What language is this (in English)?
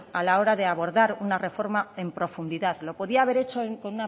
Spanish